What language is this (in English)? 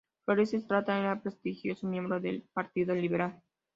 Spanish